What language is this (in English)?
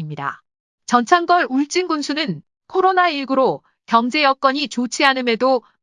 Korean